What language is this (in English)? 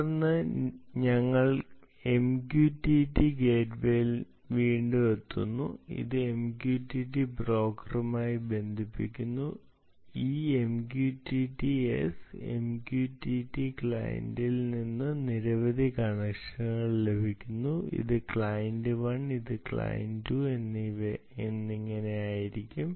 Malayalam